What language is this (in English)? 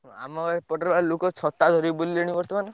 Odia